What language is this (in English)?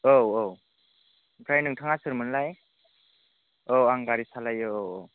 Bodo